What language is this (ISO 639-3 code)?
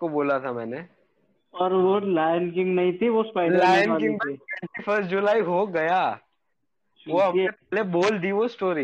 hin